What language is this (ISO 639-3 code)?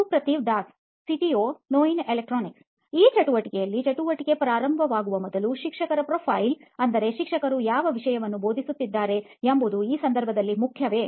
kan